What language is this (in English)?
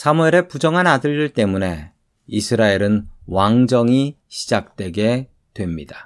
Korean